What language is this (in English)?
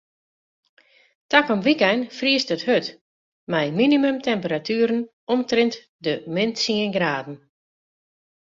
Western Frisian